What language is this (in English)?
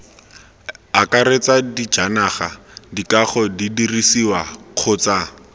Tswana